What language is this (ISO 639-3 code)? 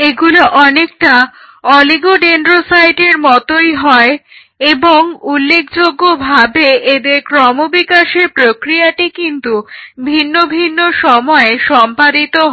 ben